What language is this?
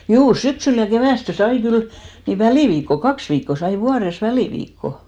Finnish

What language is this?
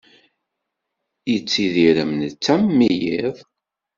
Kabyle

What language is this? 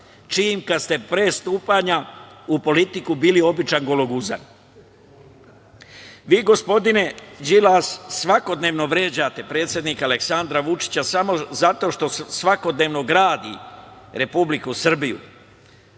Serbian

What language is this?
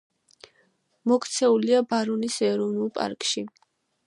Georgian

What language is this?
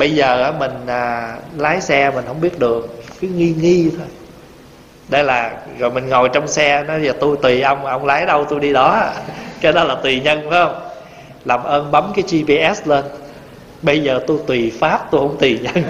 Vietnamese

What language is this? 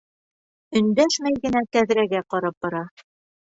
Bashkir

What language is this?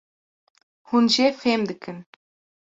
Kurdish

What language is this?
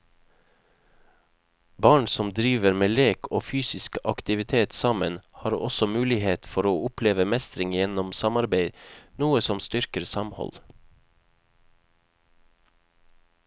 Norwegian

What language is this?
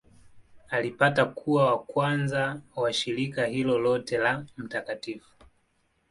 Swahili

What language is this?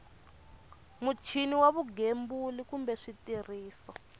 Tsonga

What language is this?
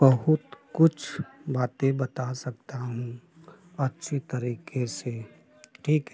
Hindi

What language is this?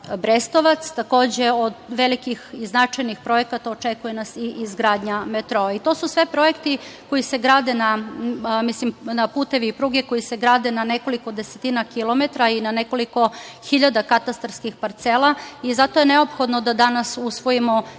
Serbian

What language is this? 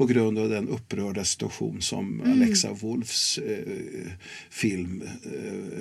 Swedish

